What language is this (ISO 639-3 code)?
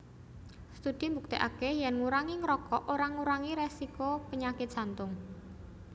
jav